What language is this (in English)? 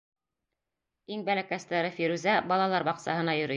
Bashkir